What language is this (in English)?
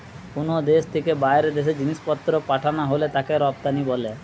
Bangla